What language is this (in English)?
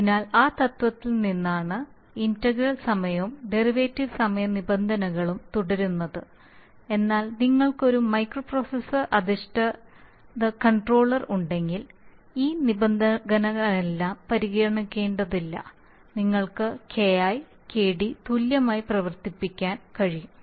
Malayalam